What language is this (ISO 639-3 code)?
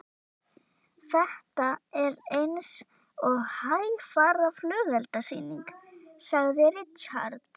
isl